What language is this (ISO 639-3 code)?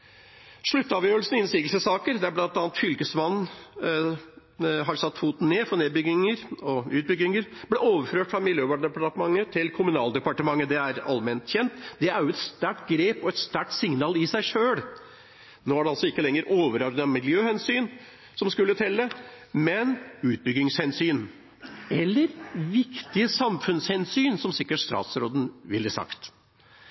nob